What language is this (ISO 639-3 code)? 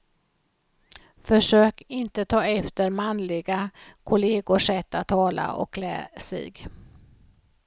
swe